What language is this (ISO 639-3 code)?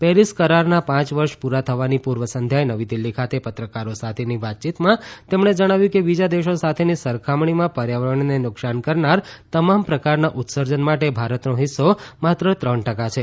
guj